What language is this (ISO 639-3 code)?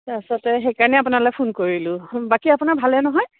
asm